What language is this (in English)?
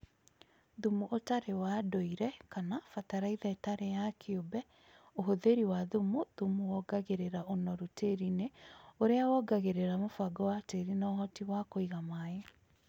Kikuyu